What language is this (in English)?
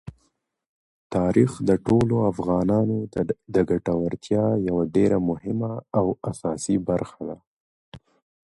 Pashto